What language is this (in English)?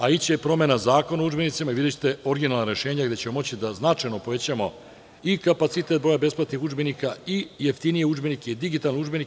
Serbian